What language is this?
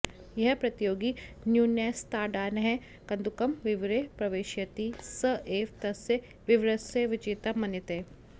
Sanskrit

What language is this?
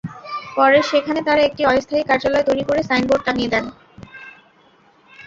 Bangla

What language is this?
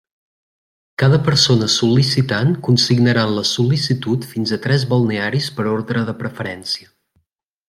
Catalan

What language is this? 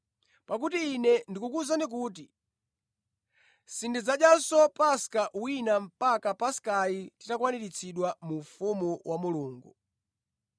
Nyanja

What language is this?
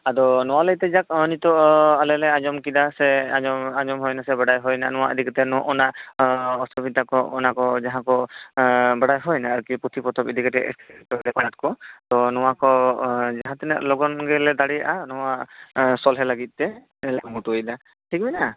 Santali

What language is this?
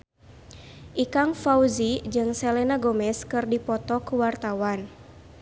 Sundanese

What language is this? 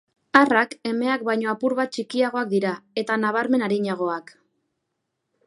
Basque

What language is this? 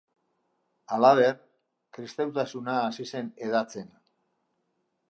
Basque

